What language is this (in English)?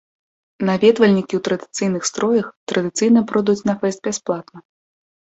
Belarusian